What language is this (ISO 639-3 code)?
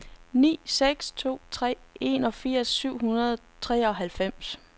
dan